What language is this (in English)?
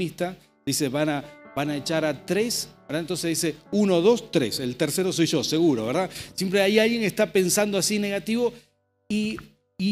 Spanish